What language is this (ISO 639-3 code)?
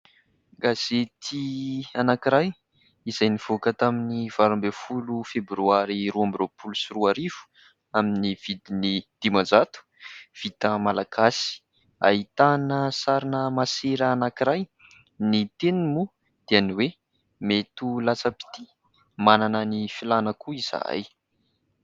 mlg